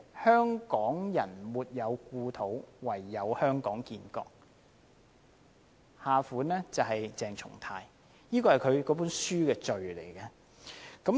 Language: Cantonese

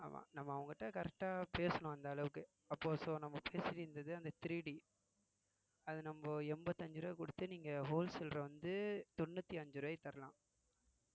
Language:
Tamil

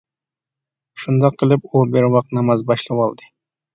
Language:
Uyghur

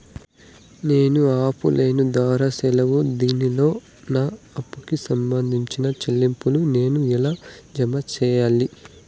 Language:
Telugu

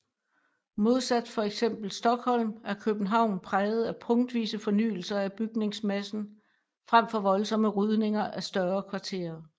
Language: Danish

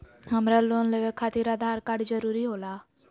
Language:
Magahi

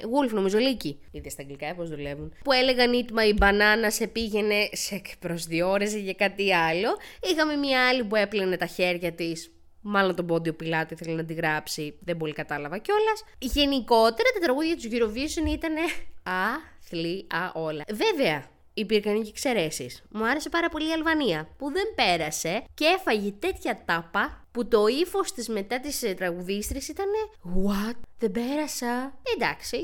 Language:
Greek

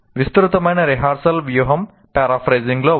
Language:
Telugu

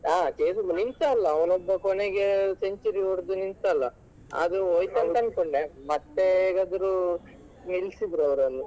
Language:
Kannada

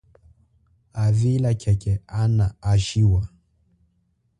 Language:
Chokwe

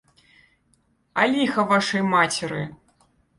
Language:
Belarusian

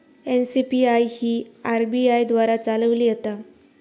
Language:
Marathi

